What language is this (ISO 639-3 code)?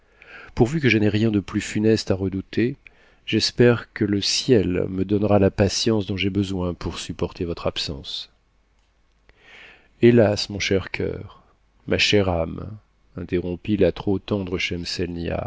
fra